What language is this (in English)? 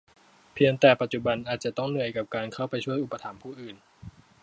Thai